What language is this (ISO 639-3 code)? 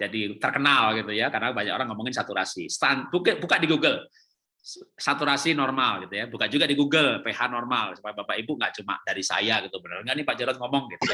ind